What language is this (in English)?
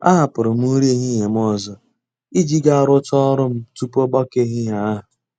Igbo